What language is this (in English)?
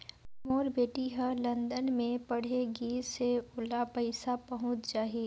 Chhattisgarhi